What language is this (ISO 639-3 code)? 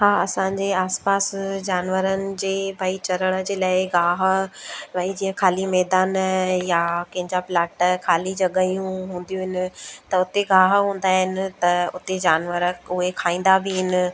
snd